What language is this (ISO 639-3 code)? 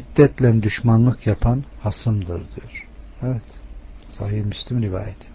tur